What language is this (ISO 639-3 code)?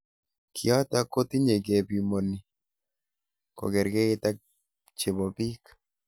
kln